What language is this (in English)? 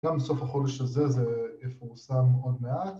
Hebrew